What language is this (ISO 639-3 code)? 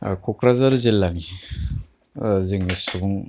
brx